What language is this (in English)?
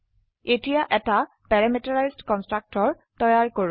Assamese